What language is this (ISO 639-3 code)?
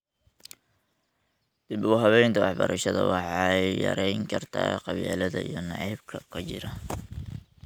som